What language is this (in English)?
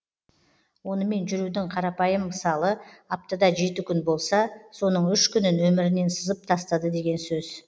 Kazakh